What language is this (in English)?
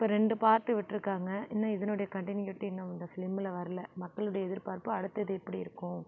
Tamil